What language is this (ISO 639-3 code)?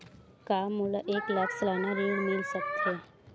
hne